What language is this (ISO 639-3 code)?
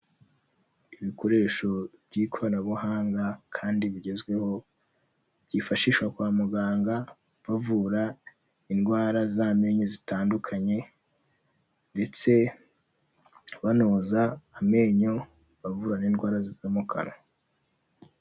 kin